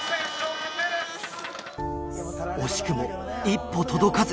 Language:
Japanese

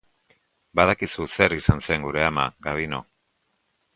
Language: Basque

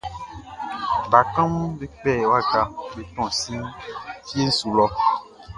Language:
Baoulé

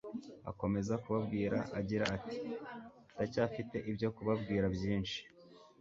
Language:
Kinyarwanda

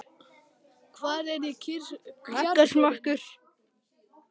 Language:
Icelandic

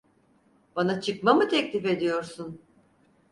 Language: Turkish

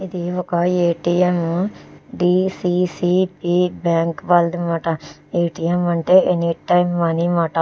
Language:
Telugu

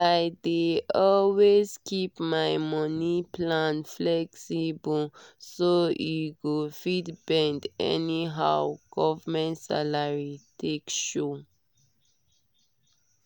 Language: Nigerian Pidgin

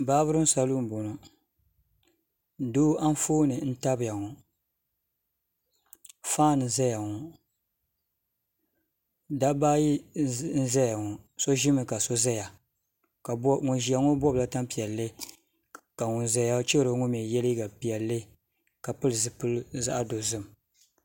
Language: Dagbani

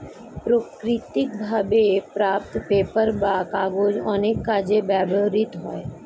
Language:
Bangla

